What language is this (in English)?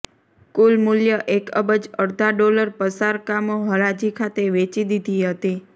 Gujarati